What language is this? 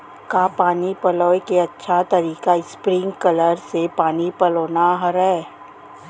Chhattisgarhi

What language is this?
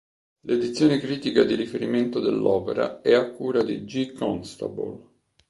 Italian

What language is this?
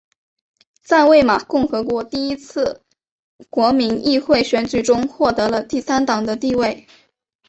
Chinese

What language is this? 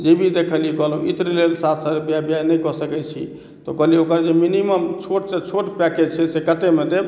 Maithili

